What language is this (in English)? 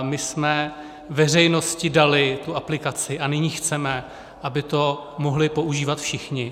Czech